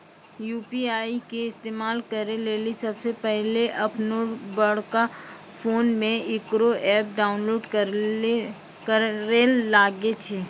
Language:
Maithili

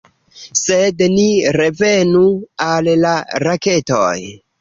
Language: Esperanto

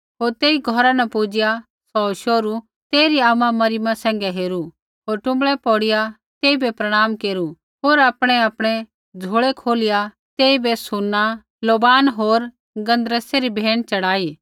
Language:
Kullu Pahari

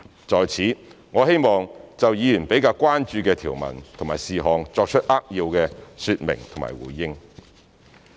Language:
Cantonese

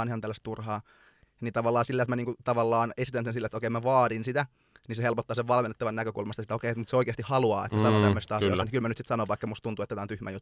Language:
Finnish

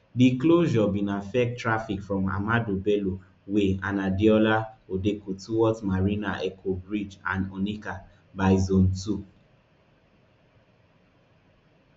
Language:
Nigerian Pidgin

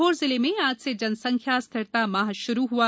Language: Hindi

